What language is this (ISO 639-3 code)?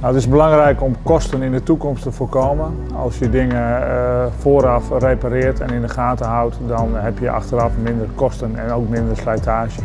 nld